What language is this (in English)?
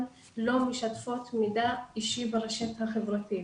Hebrew